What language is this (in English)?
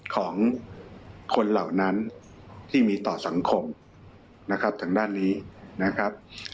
Thai